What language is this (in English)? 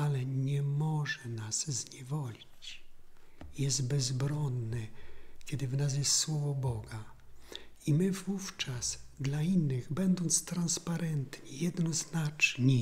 Polish